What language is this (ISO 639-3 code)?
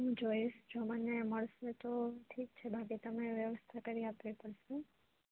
guj